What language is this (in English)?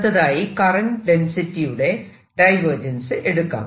Malayalam